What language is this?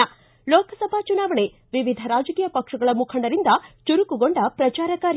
Kannada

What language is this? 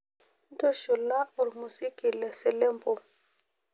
Masai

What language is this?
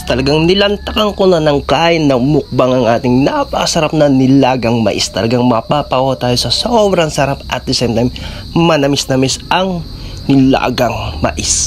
Filipino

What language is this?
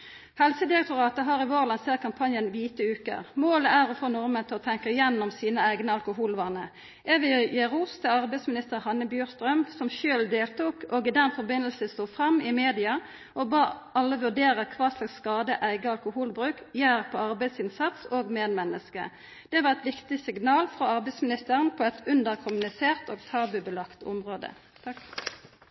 Norwegian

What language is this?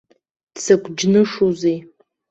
Abkhazian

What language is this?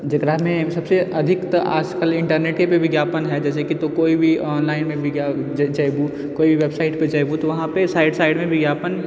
Maithili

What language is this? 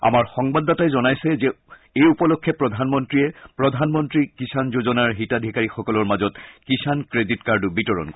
Assamese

